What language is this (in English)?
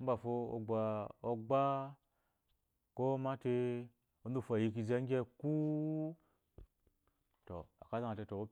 Eloyi